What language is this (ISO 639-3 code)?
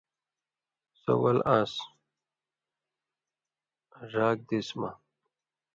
mvy